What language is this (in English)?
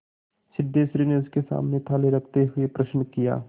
Hindi